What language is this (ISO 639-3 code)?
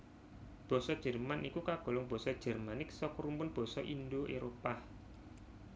jav